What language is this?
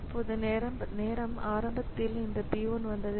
Tamil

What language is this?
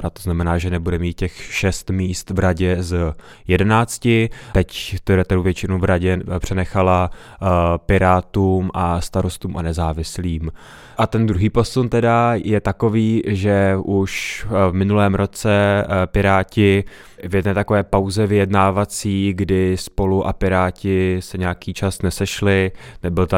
Czech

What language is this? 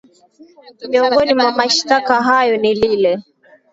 Swahili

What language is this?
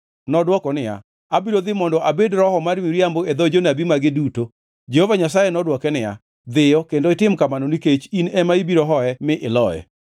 Luo (Kenya and Tanzania)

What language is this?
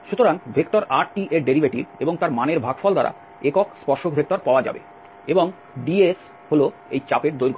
Bangla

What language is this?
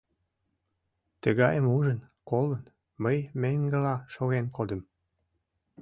Mari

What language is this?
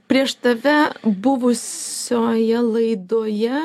Lithuanian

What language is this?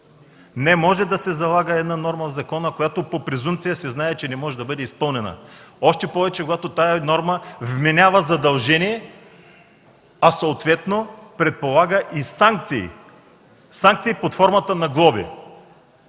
Bulgarian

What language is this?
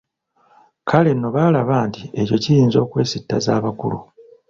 Ganda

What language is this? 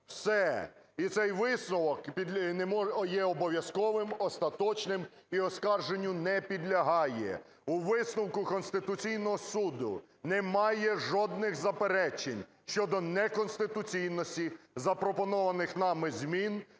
Ukrainian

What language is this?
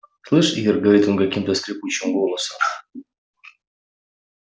Russian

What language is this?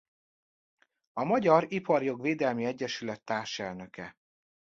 Hungarian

